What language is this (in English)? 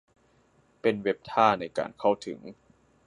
Thai